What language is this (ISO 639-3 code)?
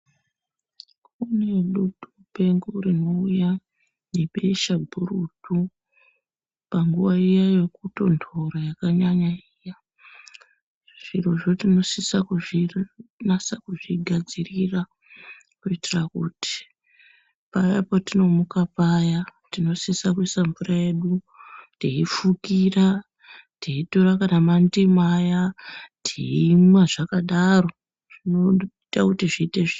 ndc